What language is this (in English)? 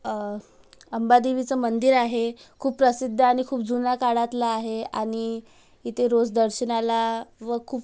Marathi